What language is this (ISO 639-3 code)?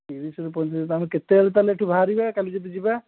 ori